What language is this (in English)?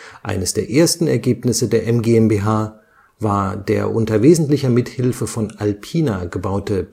German